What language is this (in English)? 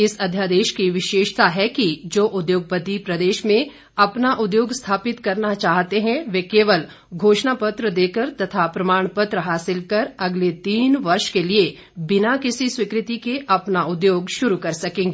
Hindi